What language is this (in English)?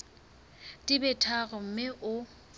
Southern Sotho